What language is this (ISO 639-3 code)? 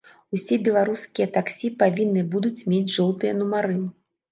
bel